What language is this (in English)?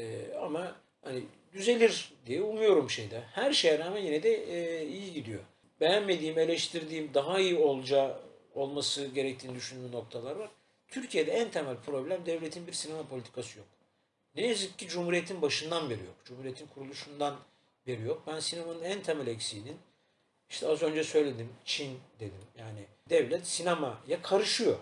Turkish